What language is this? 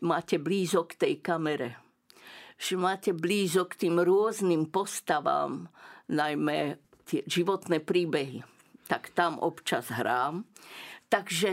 Slovak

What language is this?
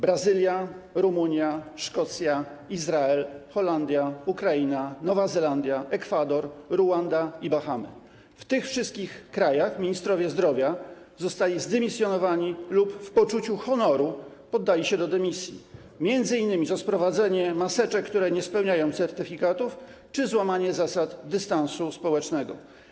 Polish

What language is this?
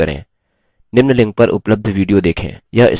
Hindi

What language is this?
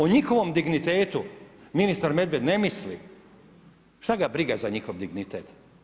Croatian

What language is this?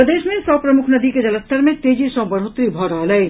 Maithili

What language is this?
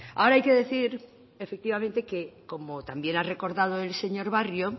Spanish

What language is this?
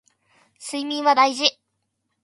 Japanese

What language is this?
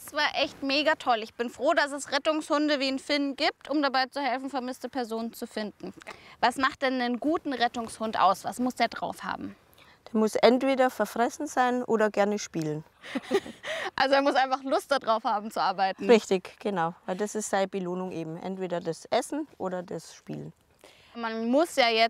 German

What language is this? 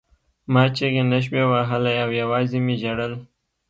Pashto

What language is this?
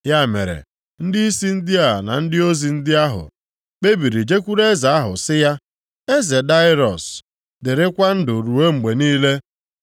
Igbo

